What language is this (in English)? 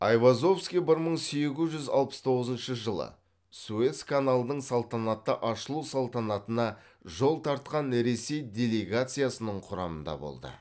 Kazakh